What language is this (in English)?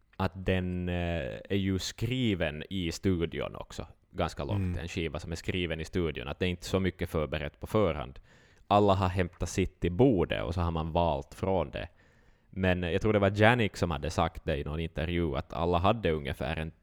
Swedish